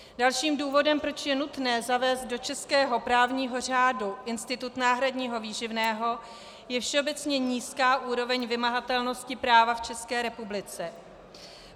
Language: Czech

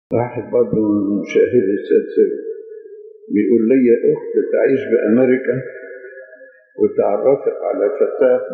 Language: Arabic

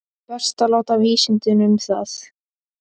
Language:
Icelandic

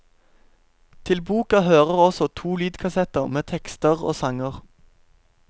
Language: Norwegian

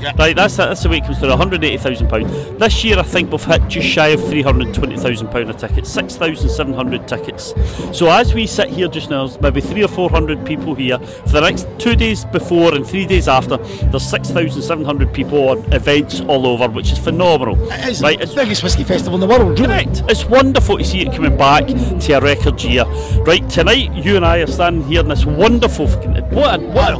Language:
English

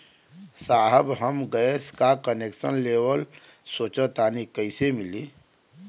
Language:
Bhojpuri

